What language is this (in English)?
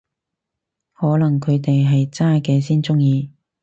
Cantonese